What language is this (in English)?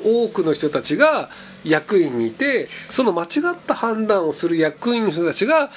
Japanese